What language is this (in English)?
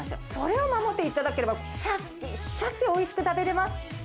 Japanese